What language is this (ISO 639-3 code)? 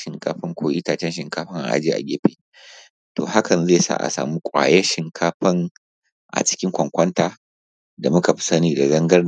hau